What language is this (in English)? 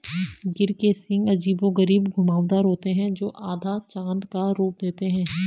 Hindi